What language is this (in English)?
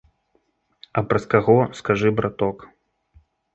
Belarusian